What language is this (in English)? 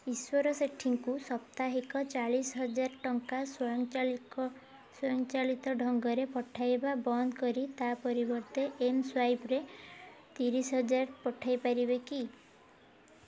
Odia